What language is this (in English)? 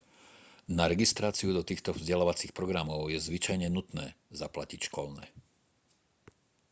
Slovak